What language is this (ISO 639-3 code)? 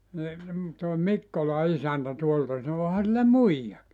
fin